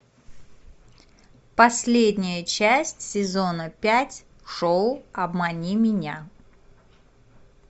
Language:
Russian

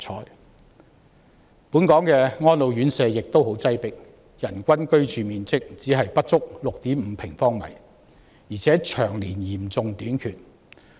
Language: Cantonese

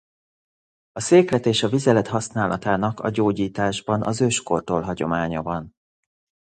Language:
Hungarian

